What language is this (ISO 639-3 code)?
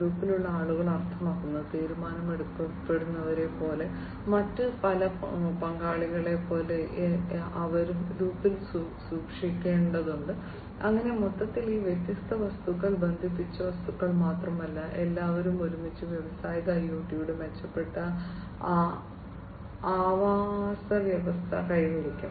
mal